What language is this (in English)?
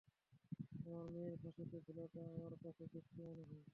Bangla